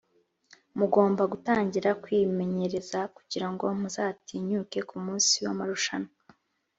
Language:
Kinyarwanda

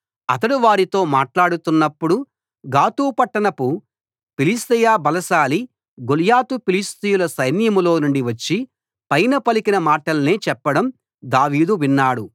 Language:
Telugu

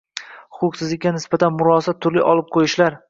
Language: Uzbek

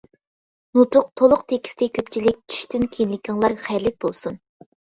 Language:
Uyghur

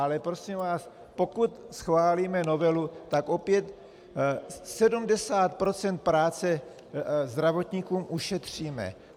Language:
Czech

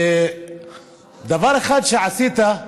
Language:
Hebrew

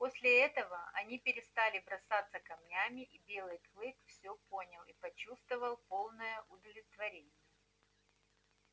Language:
Russian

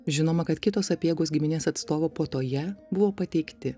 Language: Lithuanian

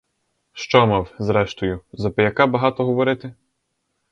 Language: Ukrainian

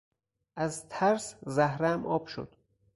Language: Persian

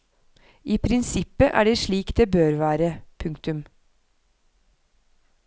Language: Norwegian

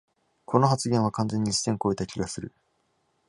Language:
Japanese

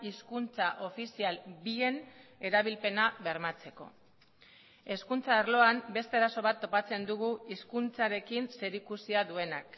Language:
Basque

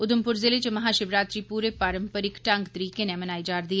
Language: Dogri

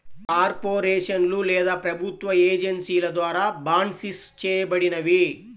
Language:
Telugu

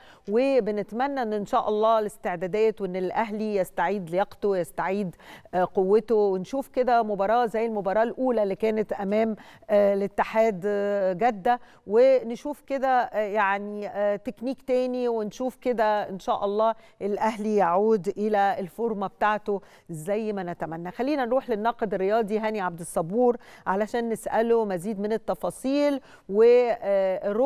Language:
Arabic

